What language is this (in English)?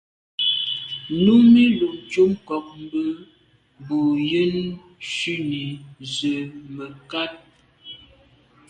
Medumba